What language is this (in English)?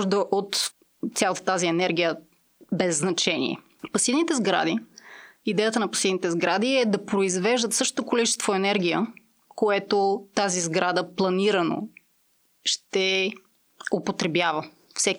Bulgarian